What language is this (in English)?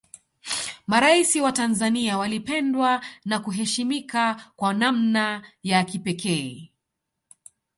Swahili